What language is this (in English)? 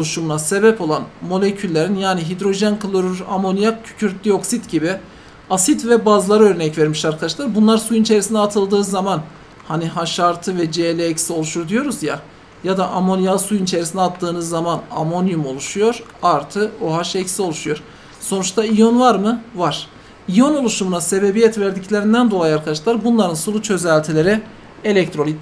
Turkish